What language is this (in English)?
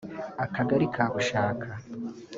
Kinyarwanda